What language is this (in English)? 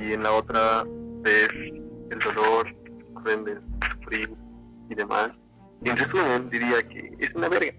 Spanish